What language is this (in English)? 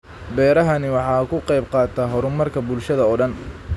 Somali